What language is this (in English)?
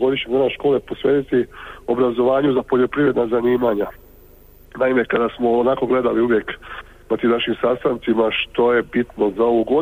Croatian